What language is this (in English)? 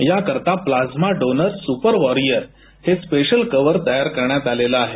Marathi